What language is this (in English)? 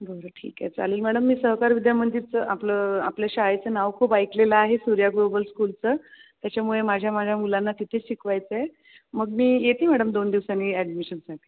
Marathi